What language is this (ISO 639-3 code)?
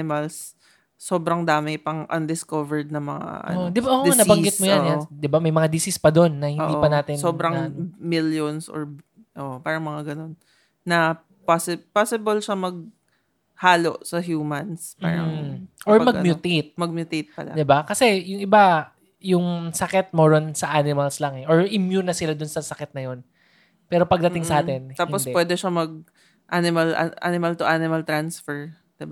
fil